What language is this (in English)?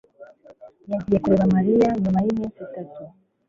Kinyarwanda